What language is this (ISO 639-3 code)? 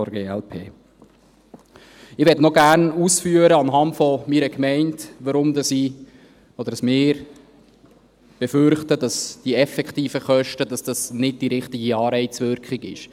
gsw